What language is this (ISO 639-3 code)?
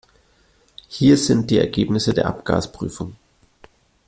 deu